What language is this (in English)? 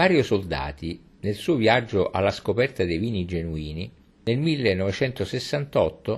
Italian